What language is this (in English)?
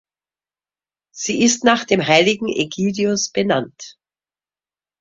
German